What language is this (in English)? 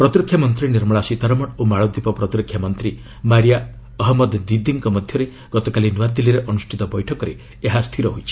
Odia